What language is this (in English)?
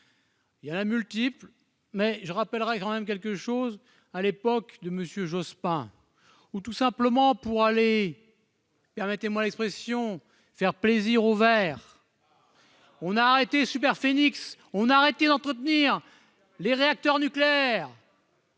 French